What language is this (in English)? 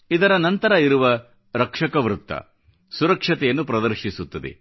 Kannada